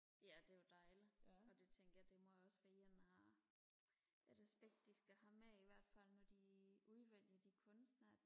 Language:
Danish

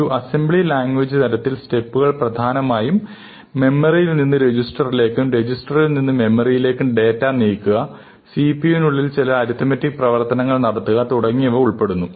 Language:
Malayalam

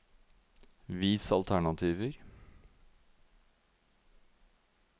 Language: Norwegian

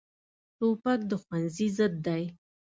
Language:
Pashto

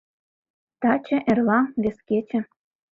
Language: Mari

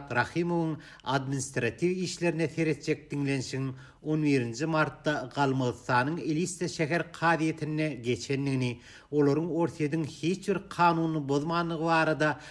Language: Romanian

